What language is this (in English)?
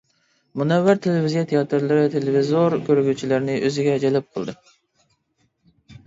Uyghur